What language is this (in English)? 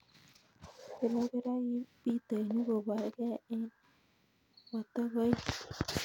Kalenjin